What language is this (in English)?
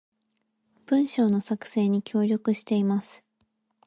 Japanese